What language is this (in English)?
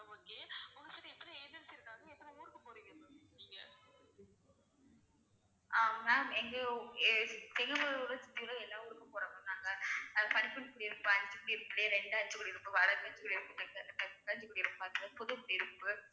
Tamil